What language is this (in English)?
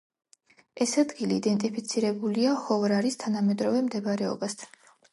Georgian